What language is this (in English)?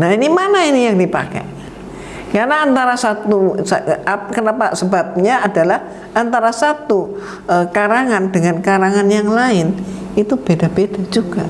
Indonesian